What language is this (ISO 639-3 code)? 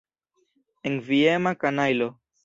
epo